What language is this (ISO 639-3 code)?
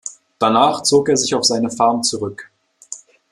deu